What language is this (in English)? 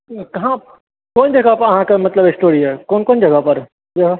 Maithili